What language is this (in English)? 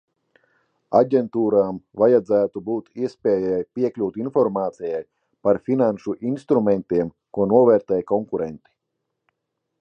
Latvian